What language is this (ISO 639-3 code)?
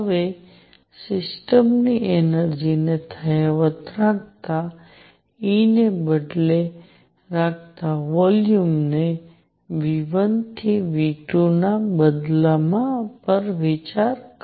guj